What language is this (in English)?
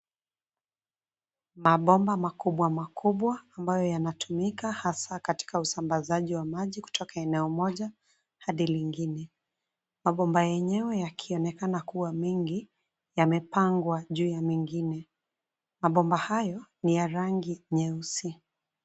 Swahili